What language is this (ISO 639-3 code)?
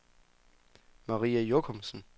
dan